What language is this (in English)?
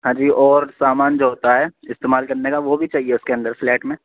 Urdu